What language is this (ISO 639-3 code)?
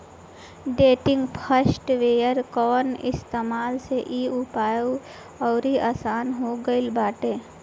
bho